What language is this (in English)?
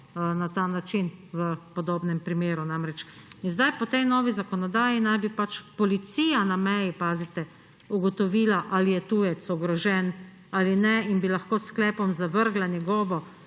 Slovenian